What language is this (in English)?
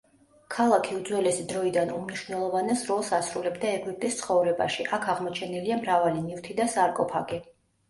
Georgian